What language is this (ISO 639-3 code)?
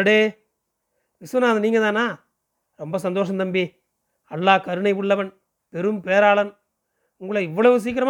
tam